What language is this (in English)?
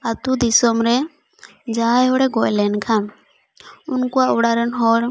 Santali